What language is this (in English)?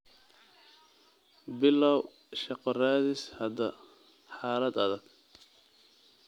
Somali